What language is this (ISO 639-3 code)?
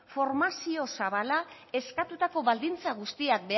eus